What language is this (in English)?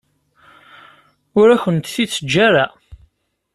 Kabyle